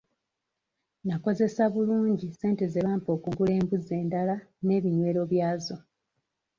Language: Ganda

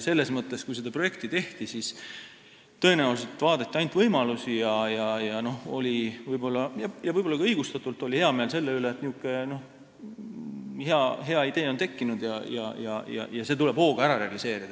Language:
Estonian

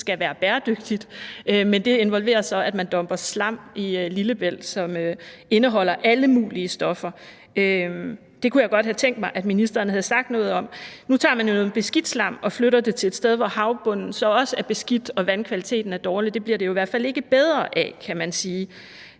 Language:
Danish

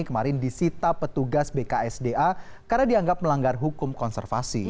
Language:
Indonesian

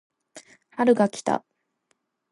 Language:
Japanese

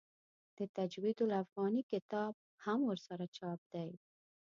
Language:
Pashto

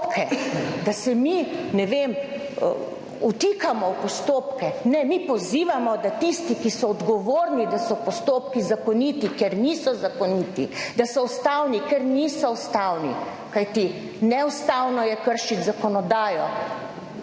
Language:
Slovenian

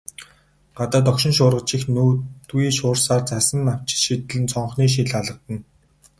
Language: Mongolian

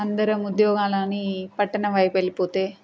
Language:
Telugu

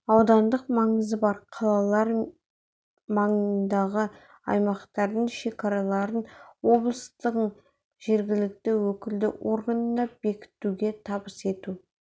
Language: Kazakh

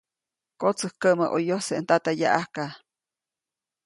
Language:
Copainalá Zoque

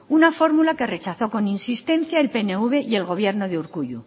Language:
Spanish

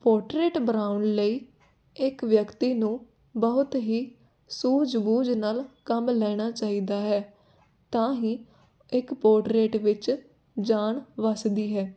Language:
Punjabi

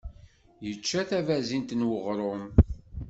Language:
Kabyle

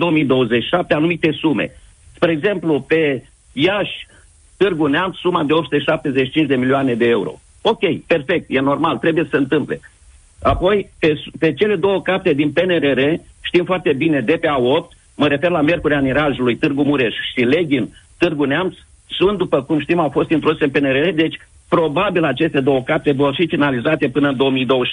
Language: Romanian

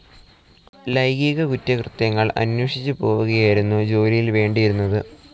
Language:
Malayalam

